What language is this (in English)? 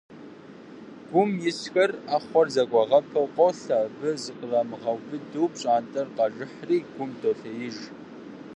Kabardian